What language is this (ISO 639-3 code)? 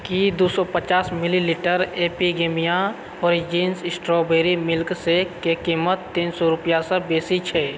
mai